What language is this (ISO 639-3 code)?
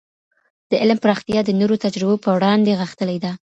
pus